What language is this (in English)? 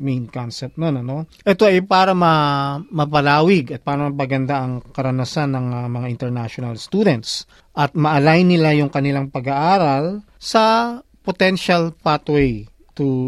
Filipino